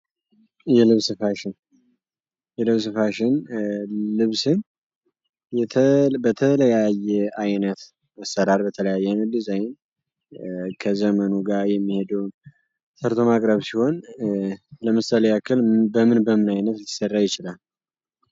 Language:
Amharic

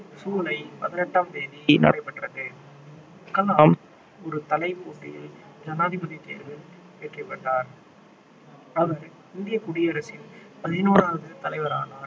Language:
Tamil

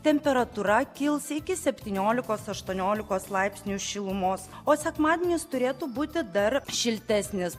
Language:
Lithuanian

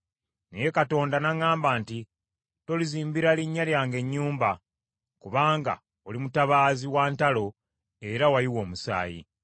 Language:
Ganda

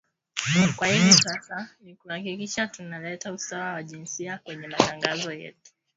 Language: Swahili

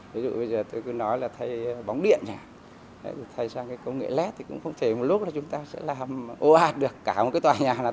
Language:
Vietnamese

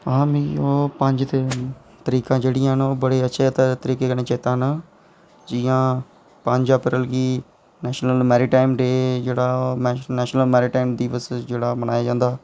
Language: Dogri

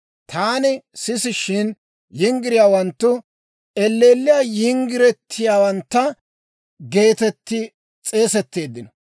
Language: Dawro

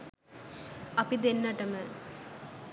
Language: Sinhala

